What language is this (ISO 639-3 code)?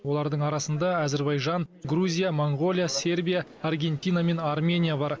kaz